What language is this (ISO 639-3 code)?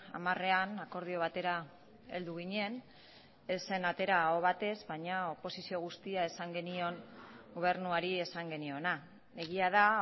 eus